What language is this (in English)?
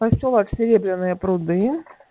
Russian